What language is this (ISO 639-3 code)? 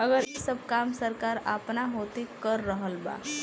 bho